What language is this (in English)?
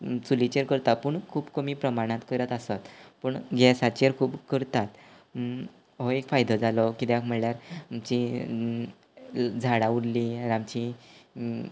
Konkani